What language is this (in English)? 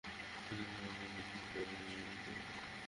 Bangla